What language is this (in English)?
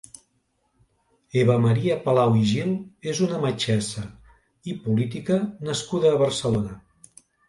Catalan